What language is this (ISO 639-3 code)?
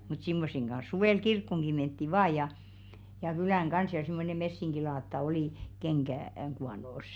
fin